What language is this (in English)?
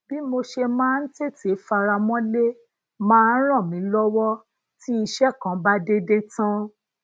Yoruba